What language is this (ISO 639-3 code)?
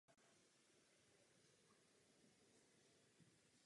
ces